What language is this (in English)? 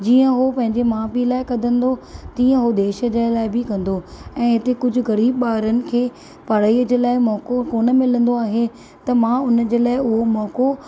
Sindhi